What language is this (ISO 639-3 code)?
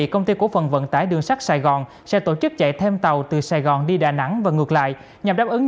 vie